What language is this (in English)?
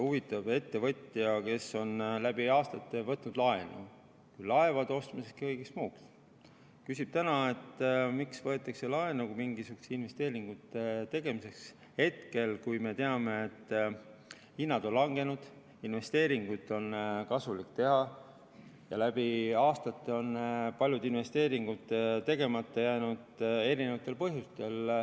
Estonian